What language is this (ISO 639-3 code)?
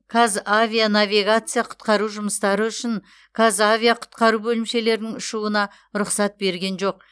kaz